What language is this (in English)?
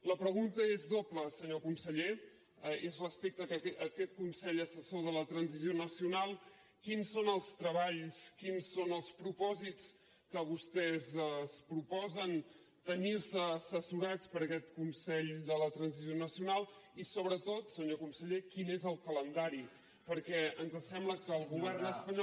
Catalan